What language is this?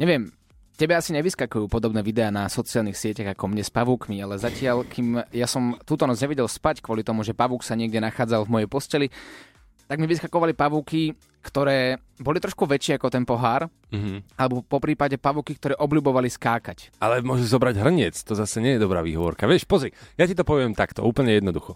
Slovak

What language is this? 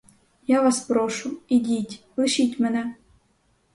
Ukrainian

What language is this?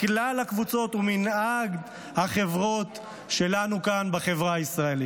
Hebrew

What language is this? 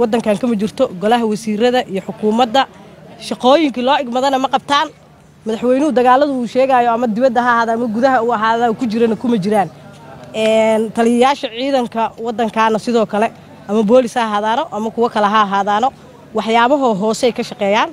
Arabic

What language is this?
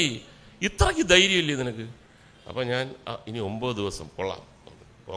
Malayalam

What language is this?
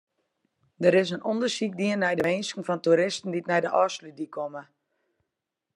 Western Frisian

